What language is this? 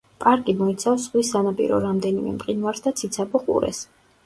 Georgian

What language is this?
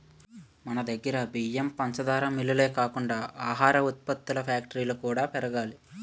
Telugu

